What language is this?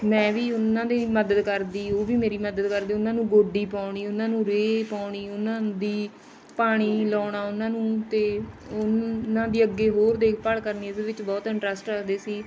Punjabi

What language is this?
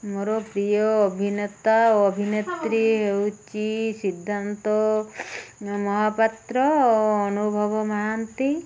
Odia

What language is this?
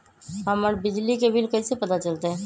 Magahi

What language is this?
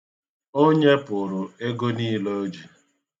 Igbo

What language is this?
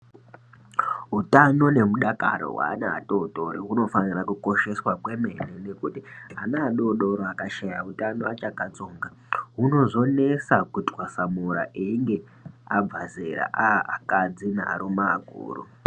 Ndau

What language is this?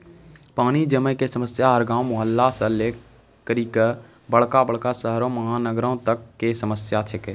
Maithili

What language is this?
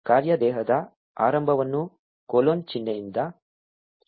Kannada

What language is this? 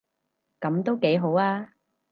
Cantonese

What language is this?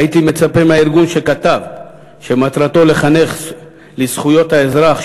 Hebrew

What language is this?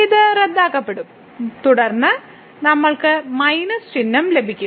Malayalam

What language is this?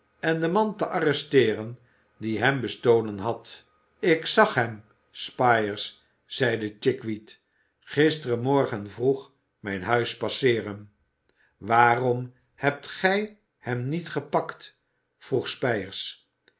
Dutch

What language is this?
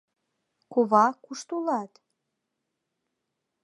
Mari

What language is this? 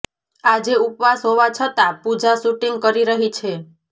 Gujarati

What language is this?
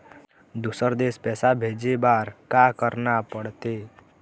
Chhattisgarhi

